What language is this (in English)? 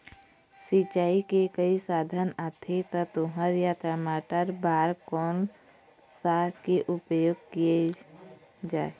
Chhattisgarhi